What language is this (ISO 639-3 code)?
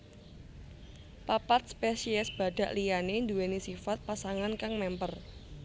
jav